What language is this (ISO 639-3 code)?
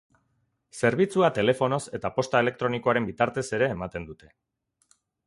eus